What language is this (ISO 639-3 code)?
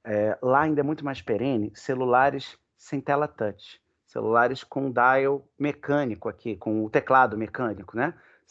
por